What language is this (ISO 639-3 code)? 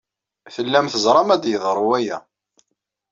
kab